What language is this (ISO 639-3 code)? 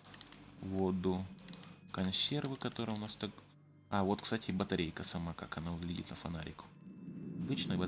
rus